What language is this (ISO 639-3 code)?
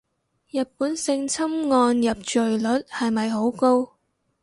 yue